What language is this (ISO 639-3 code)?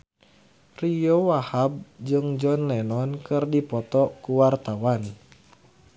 sun